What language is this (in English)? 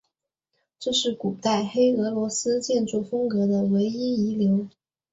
Chinese